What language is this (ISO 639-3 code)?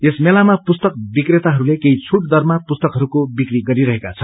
nep